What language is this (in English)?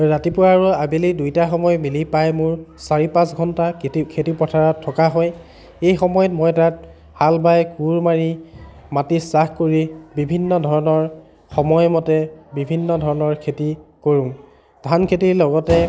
Assamese